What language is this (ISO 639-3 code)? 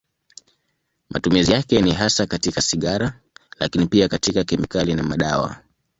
swa